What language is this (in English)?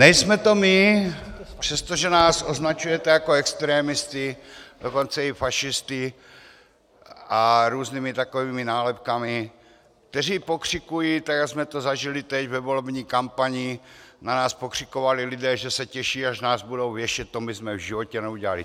Czech